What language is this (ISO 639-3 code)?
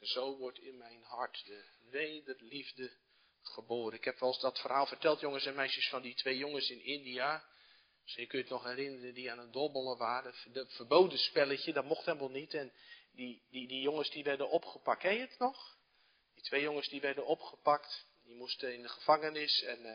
nld